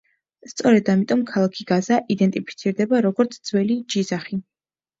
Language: Georgian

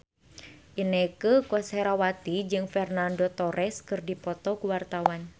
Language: Sundanese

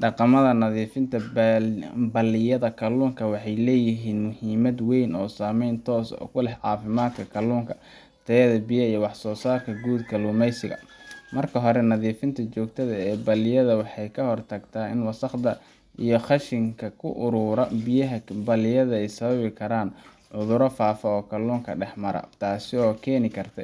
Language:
Somali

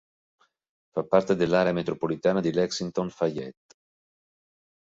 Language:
Italian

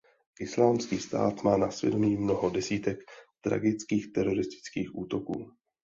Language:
Czech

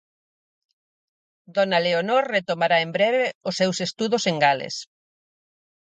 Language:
Galician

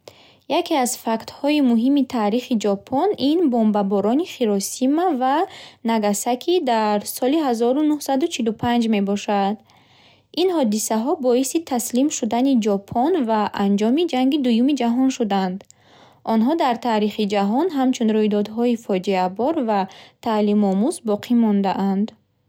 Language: Bukharic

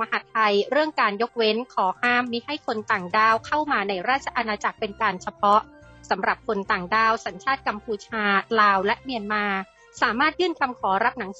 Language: Thai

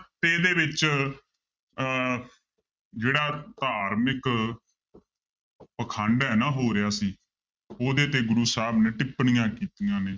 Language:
Punjabi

